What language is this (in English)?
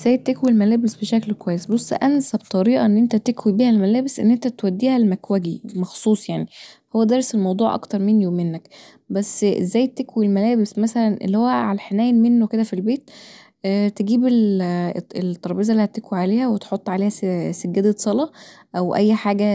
Egyptian Arabic